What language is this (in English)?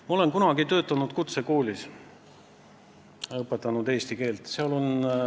Estonian